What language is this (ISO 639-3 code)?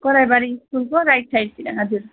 nep